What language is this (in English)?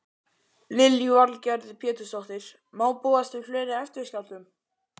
Icelandic